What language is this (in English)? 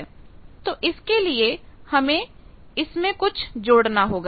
Hindi